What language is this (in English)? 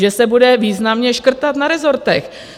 Czech